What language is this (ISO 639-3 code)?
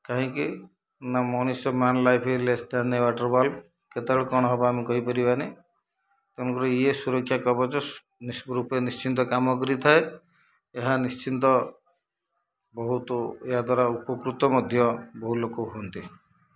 ori